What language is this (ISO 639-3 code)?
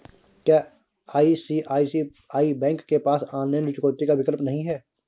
hin